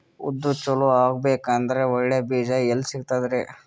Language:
Kannada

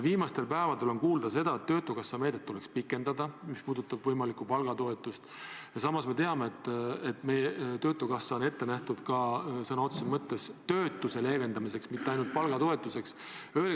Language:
Estonian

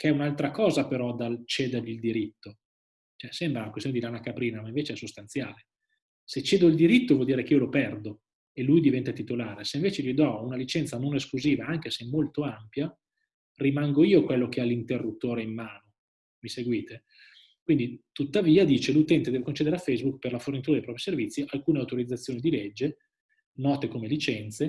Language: Italian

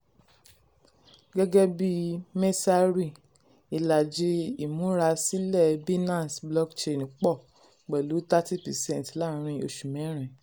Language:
Yoruba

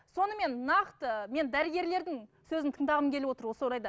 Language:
Kazakh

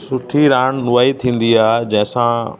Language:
Sindhi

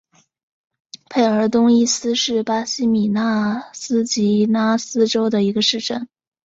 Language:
Chinese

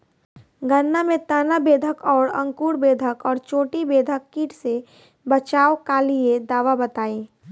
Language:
Bhojpuri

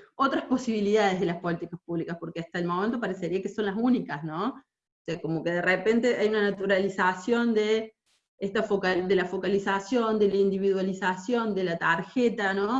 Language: Spanish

